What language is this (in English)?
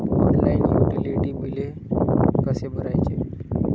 Marathi